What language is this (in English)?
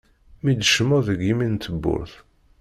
Kabyle